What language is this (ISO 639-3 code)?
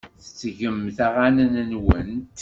kab